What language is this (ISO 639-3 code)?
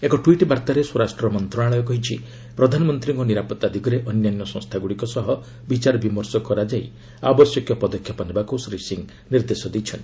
ori